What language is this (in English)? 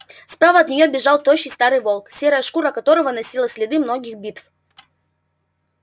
Russian